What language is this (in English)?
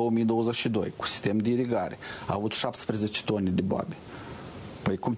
Romanian